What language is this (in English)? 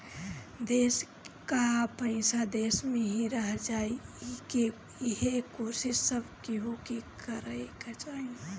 Bhojpuri